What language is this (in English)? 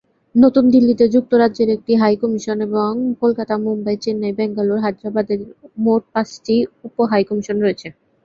Bangla